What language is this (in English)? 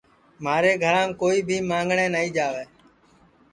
Sansi